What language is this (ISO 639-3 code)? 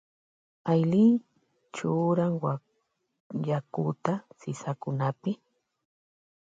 qvj